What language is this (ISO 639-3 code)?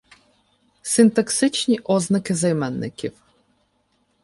ukr